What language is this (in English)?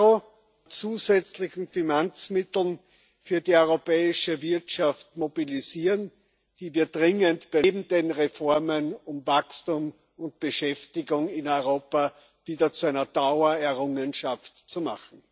German